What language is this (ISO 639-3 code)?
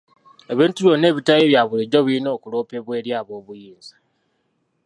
lug